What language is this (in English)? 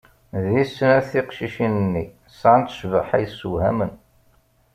Kabyle